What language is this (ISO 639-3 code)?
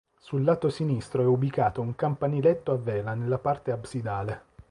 ita